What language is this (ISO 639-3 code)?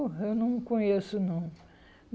por